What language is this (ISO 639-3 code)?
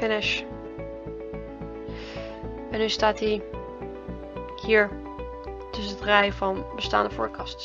nld